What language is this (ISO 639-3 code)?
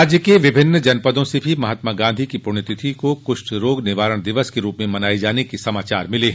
hin